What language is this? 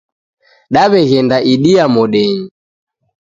Taita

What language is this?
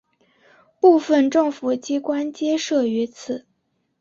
Chinese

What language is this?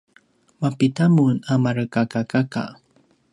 Paiwan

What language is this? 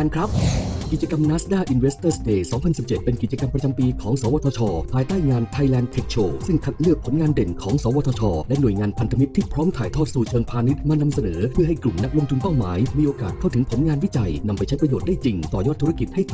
Thai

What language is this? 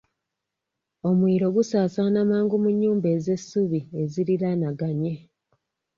Ganda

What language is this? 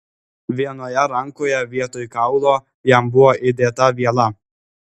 Lithuanian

